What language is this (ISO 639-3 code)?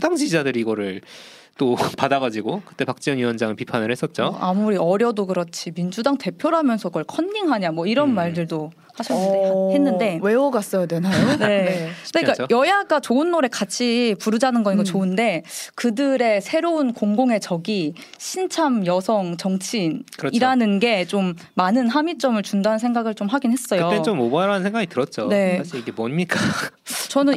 kor